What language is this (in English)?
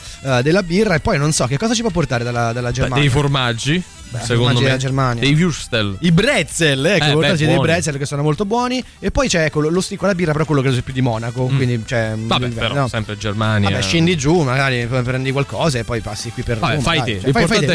Italian